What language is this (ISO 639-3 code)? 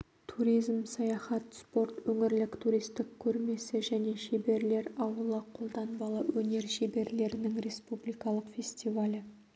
kaz